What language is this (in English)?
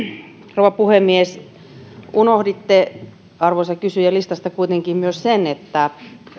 Finnish